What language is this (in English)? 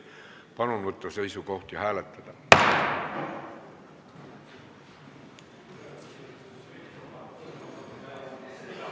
Estonian